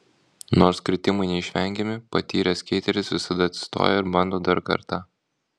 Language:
Lithuanian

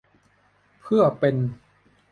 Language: Thai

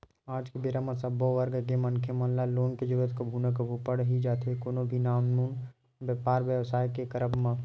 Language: Chhattisgarhi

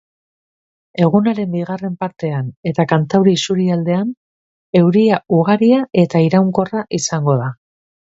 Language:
Basque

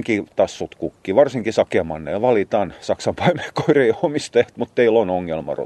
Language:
Finnish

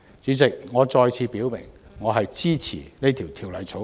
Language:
Cantonese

